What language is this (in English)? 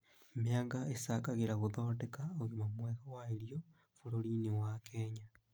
Kikuyu